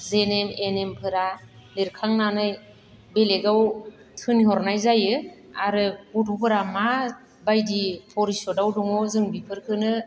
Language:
Bodo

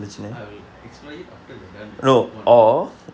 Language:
English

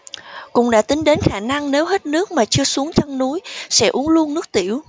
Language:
Vietnamese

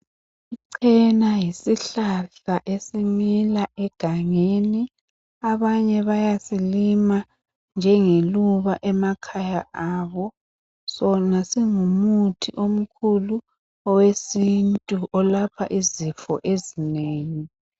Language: North Ndebele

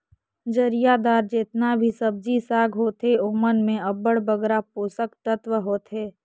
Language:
Chhattisgarhi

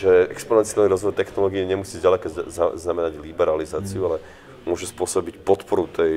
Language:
Slovak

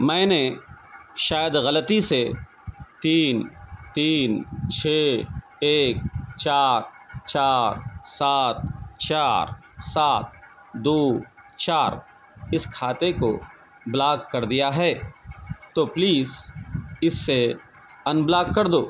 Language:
Urdu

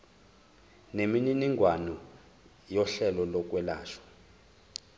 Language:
Zulu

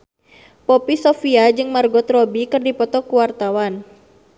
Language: Sundanese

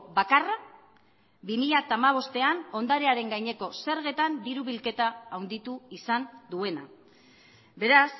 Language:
Basque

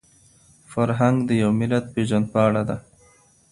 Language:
Pashto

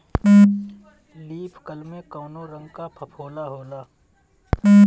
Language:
Bhojpuri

